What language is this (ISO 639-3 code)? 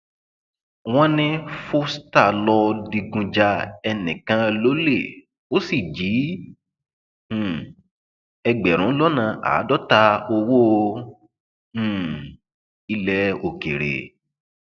yor